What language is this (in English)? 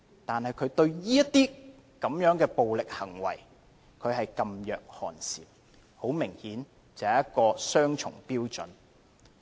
Cantonese